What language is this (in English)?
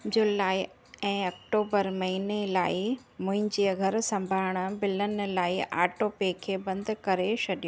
Sindhi